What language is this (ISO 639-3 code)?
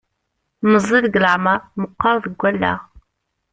kab